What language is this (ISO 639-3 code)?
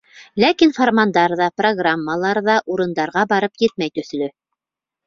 bak